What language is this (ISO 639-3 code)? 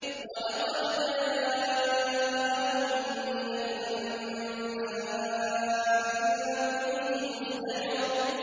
ara